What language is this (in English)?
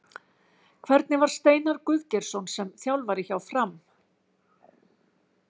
Icelandic